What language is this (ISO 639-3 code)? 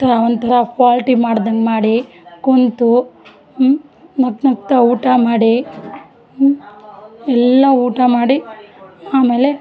kan